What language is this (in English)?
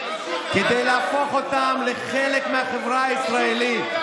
Hebrew